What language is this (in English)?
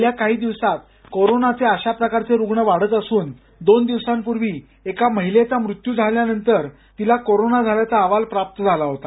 Marathi